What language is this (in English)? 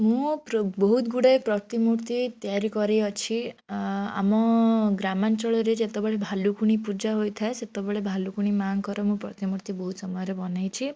Odia